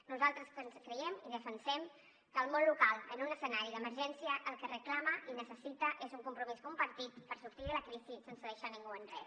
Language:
Catalan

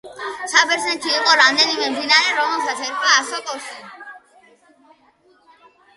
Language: Georgian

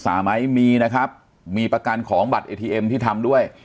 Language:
Thai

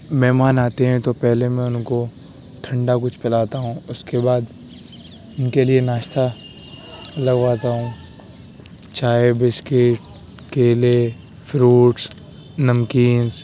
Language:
Urdu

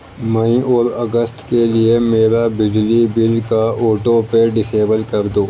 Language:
Urdu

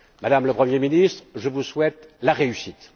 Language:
French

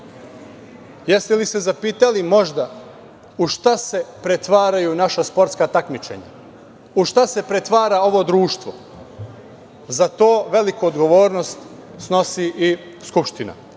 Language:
Serbian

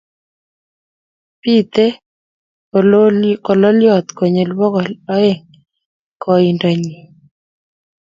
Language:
Kalenjin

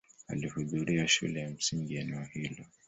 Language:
Swahili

